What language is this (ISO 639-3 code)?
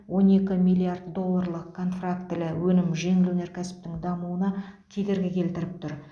kaz